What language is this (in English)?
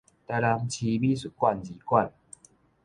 Min Nan Chinese